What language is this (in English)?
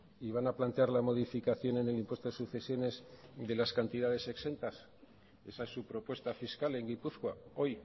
Spanish